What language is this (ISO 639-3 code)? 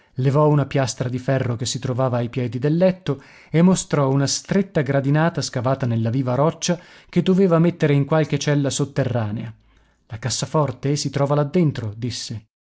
ita